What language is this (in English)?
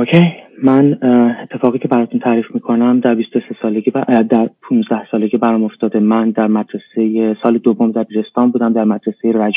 Persian